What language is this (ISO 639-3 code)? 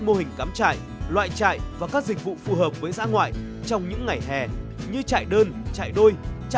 vie